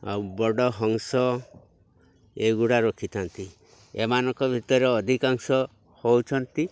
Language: Odia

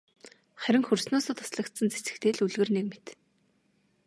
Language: Mongolian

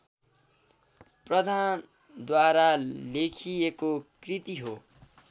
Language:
Nepali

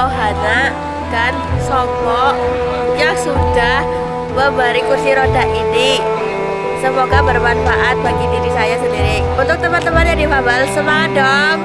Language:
Indonesian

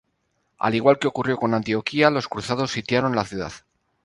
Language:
Spanish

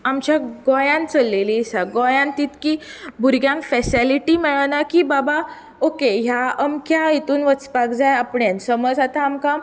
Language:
Konkani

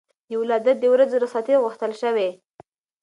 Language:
Pashto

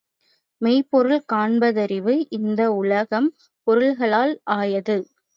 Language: Tamil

